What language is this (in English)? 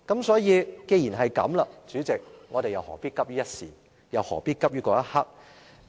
Cantonese